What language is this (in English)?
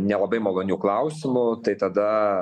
Lithuanian